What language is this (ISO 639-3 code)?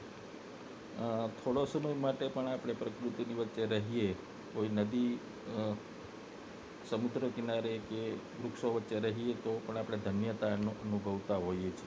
guj